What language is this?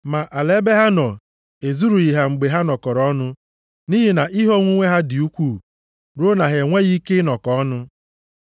Igbo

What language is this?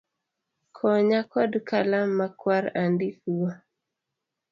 Luo (Kenya and Tanzania)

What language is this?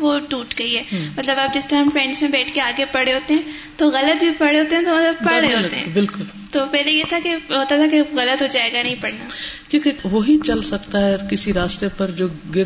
Urdu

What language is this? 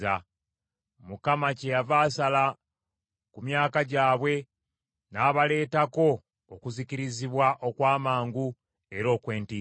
Ganda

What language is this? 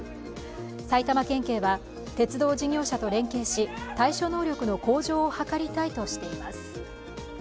Japanese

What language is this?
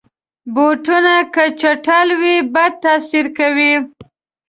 Pashto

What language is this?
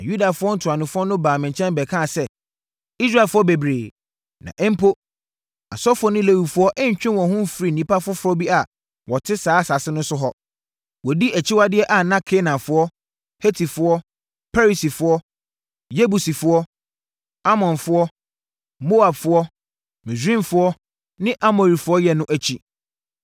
Akan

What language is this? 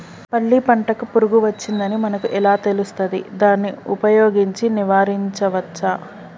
Telugu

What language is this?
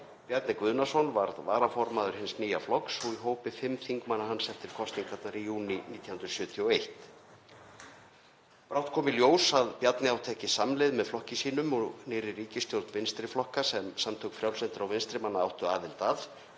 Icelandic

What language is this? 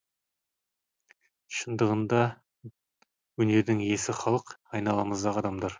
Kazakh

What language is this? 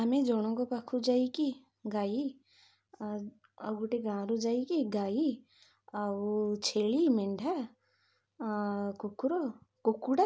Odia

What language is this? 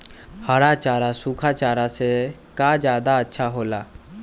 Magahi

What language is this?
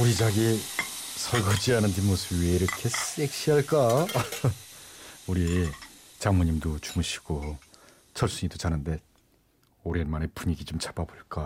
Korean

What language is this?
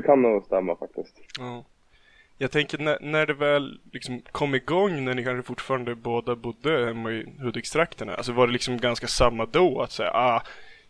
Swedish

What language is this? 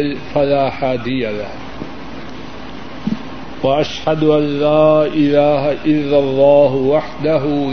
Urdu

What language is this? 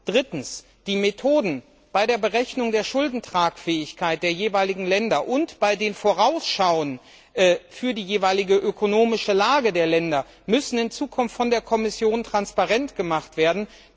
German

